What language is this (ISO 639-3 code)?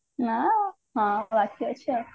ori